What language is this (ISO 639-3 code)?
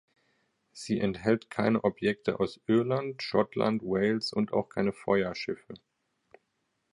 deu